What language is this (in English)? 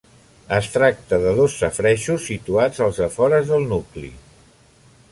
Catalan